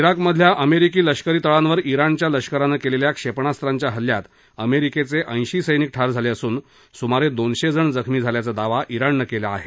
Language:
Marathi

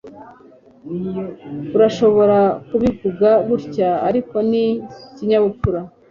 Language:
Kinyarwanda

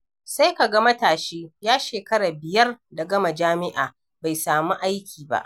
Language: Hausa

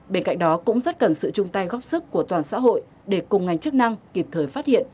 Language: Vietnamese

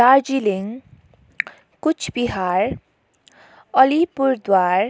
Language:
Nepali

